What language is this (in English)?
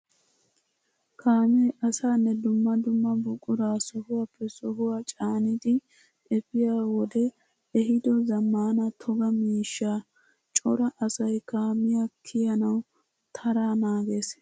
Wolaytta